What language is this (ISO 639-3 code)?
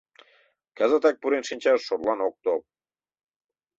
chm